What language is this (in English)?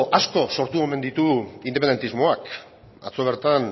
Basque